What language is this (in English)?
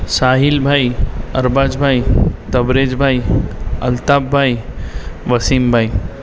Gujarati